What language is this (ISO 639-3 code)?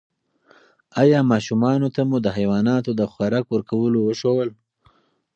pus